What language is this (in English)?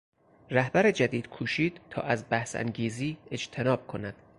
Persian